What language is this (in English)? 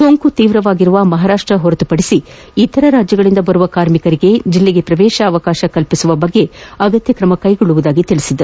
Kannada